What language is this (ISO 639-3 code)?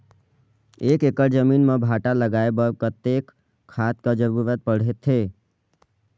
hne